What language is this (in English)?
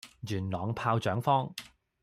Cantonese